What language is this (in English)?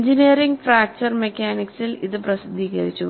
Malayalam